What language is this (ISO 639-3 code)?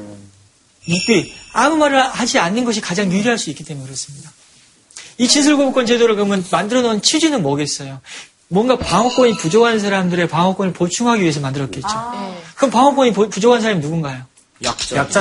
kor